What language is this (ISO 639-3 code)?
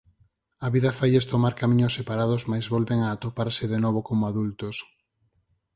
glg